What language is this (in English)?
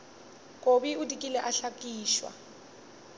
Northern Sotho